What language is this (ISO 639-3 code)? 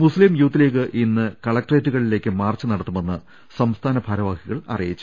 mal